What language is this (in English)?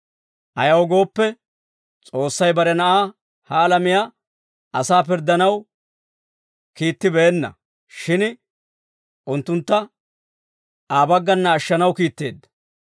Dawro